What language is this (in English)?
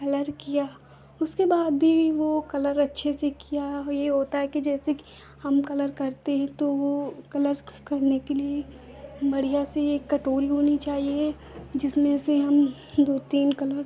Hindi